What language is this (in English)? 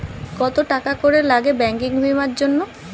Bangla